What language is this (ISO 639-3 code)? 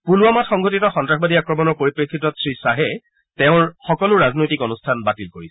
asm